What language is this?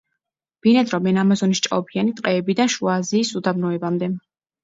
Georgian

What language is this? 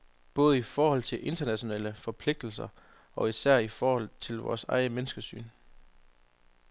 Danish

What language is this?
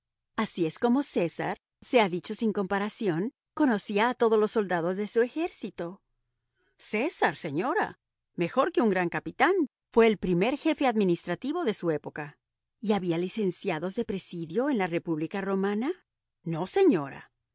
Spanish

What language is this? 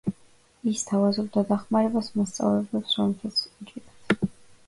Georgian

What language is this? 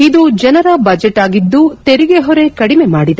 Kannada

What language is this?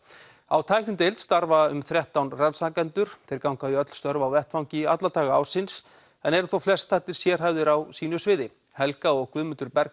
Icelandic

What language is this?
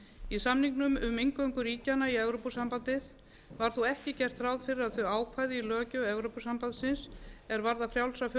Icelandic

